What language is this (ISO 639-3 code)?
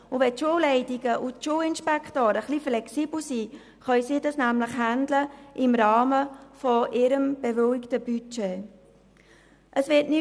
gsw